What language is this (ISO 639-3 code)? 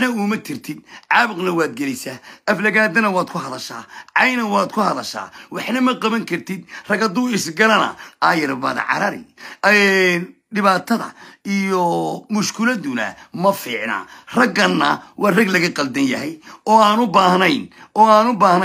ara